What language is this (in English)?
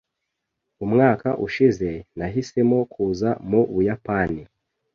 Kinyarwanda